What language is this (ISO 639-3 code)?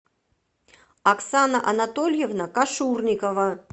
rus